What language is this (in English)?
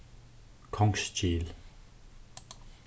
Faroese